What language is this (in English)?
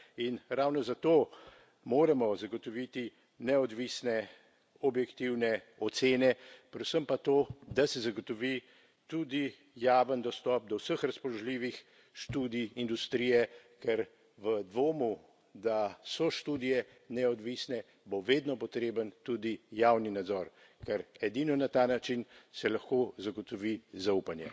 Slovenian